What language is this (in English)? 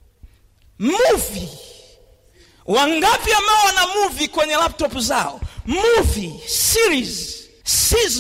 Swahili